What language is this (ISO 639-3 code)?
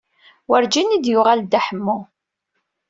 kab